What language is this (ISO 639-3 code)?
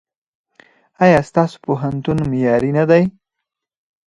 pus